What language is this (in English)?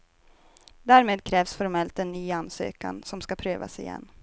Swedish